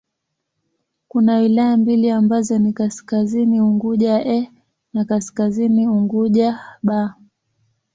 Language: Swahili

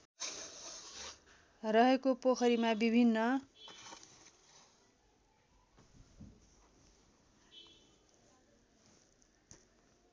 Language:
Nepali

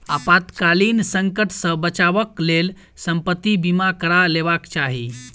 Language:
Maithili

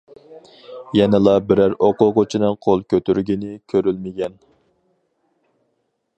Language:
Uyghur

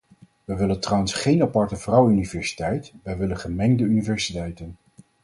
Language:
Dutch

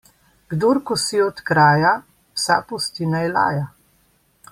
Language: Slovenian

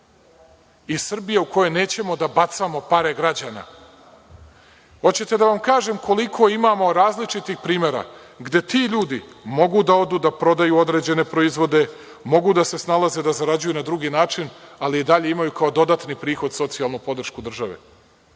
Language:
Serbian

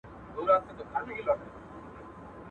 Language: Pashto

